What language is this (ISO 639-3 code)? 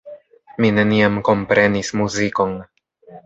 epo